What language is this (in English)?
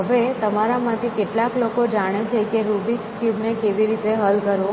Gujarati